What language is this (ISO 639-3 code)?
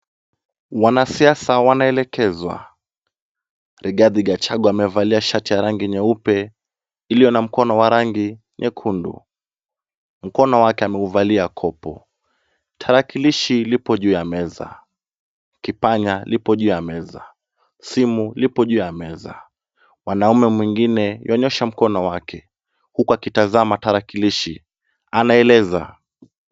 swa